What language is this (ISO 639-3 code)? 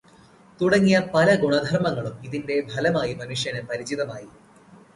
mal